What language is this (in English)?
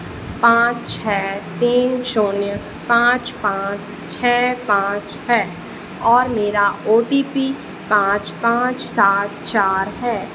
Hindi